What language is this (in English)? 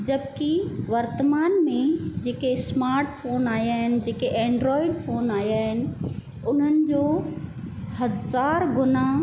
Sindhi